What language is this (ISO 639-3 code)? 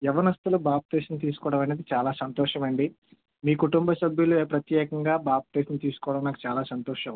tel